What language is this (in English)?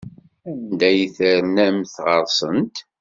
Kabyle